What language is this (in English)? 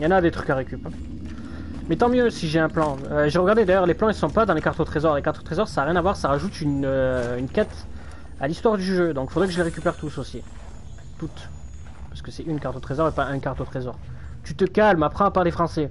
French